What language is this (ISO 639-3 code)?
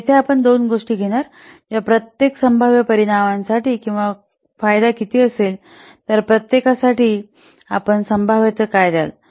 mar